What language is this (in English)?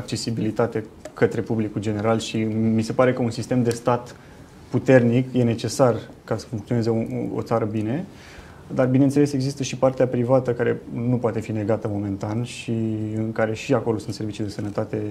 Romanian